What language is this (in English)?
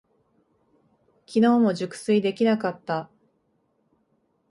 Japanese